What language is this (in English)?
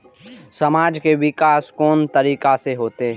Maithili